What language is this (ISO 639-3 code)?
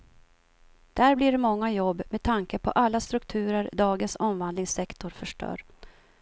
swe